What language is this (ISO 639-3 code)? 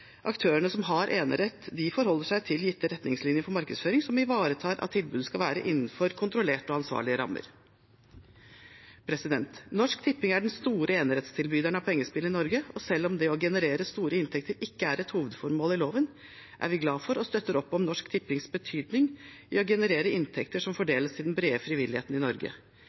nob